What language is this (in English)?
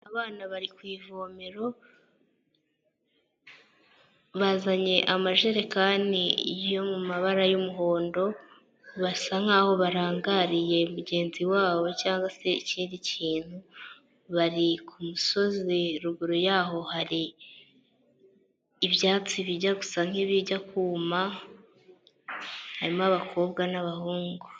Kinyarwanda